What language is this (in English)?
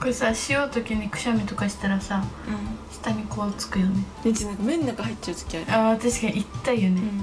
Japanese